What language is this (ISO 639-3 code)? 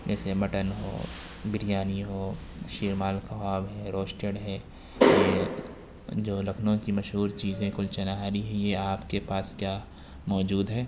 urd